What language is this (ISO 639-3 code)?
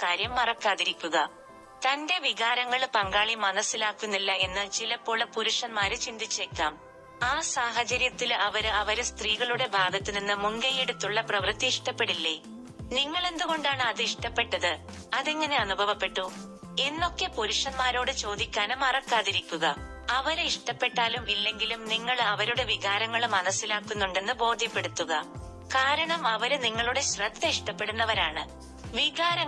mal